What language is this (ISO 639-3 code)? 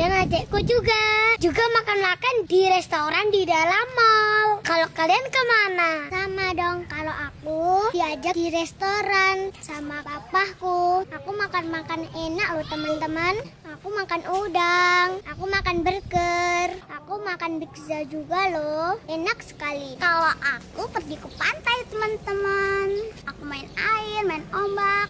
ind